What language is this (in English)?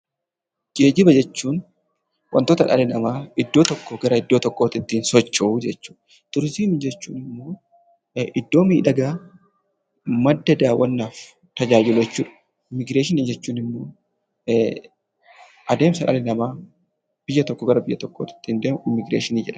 Oromo